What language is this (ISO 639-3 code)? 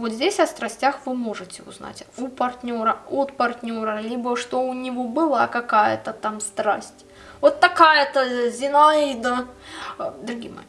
rus